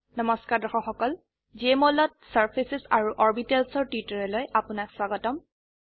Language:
Assamese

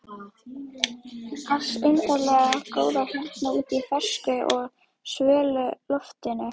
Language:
Icelandic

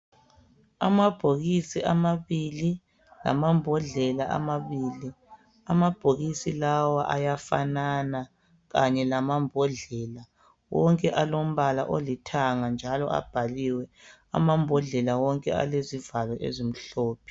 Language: North Ndebele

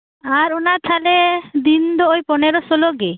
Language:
Santali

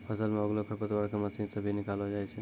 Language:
Maithili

